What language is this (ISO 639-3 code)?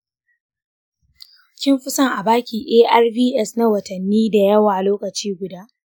hau